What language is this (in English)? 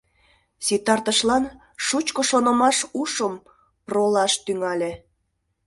Mari